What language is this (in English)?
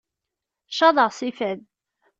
Kabyle